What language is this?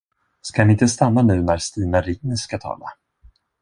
Swedish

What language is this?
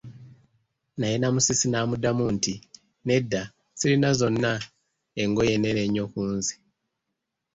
Ganda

